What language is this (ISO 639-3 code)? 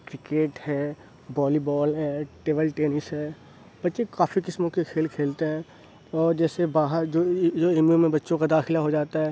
urd